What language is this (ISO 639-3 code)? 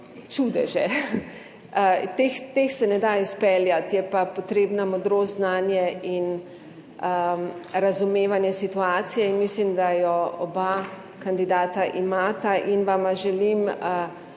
slv